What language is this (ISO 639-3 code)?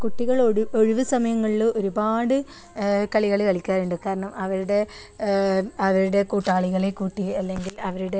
mal